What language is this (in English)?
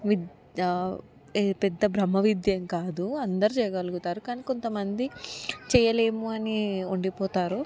Telugu